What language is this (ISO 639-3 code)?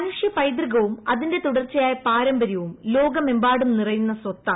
mal